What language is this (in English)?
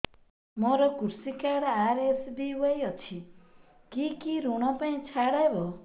Odia